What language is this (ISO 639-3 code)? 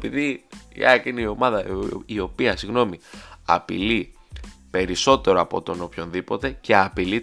ell